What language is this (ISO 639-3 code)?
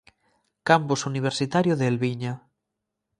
glg